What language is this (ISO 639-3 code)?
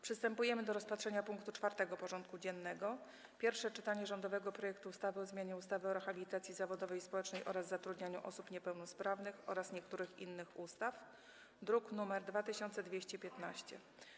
pol